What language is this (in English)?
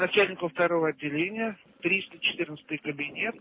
Russian